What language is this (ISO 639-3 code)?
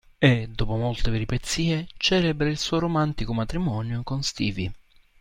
ita